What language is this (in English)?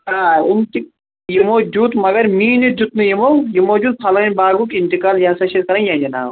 Kashmiri